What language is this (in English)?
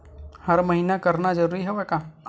Chhattisgarhi